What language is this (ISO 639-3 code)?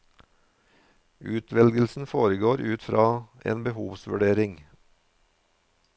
nor